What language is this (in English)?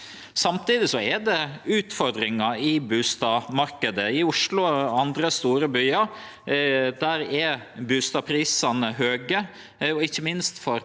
Norwegian